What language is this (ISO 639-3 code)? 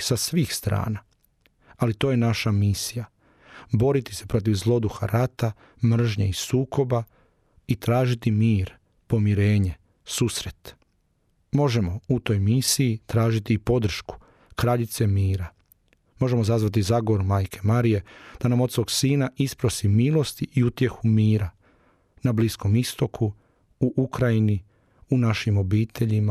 hrv